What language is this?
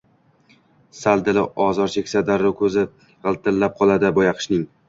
Uzbek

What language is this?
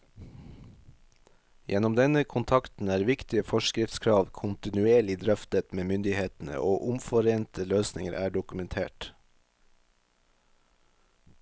Norwegian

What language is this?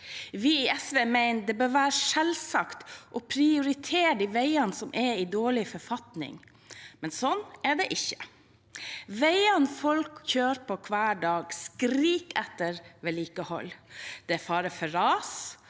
Norwegian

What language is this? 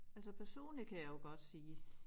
Danish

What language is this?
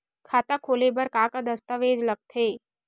Chhattisgarhi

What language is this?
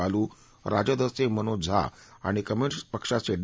Marathi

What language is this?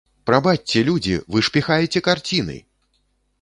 Belarusian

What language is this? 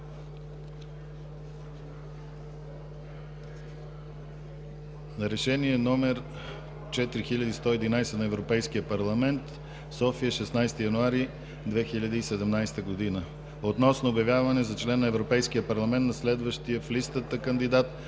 Bulgarian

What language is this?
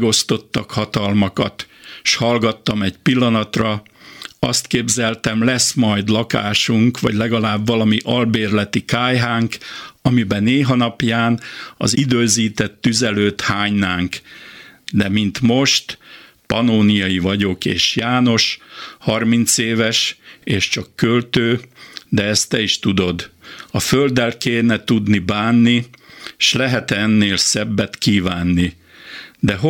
Hungarian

